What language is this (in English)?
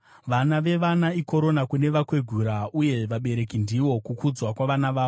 Shona